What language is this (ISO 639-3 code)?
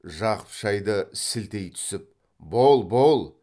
kaz